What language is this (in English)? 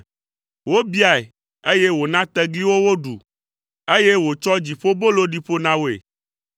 Ewe